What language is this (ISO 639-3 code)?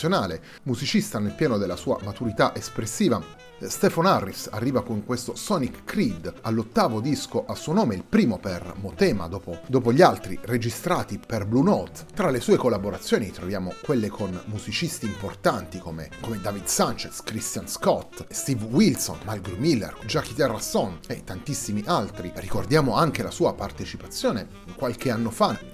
ita